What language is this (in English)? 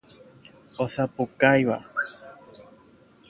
Guarani